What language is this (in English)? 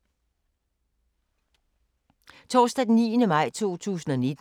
Danish